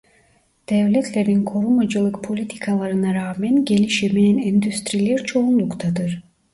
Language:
Turkish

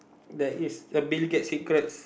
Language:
English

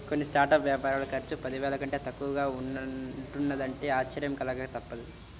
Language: Telugu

